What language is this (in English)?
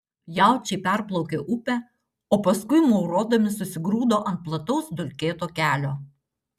Lithuanian